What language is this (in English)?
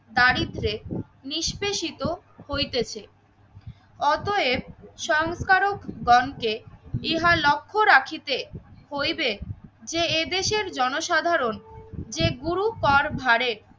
Bangla